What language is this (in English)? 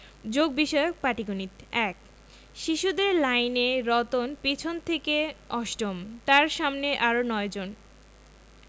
Bangla